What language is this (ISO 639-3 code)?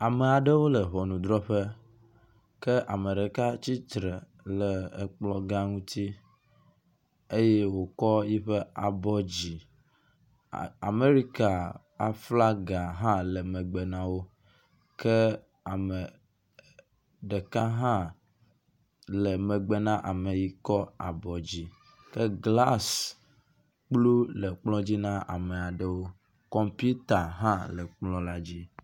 ewe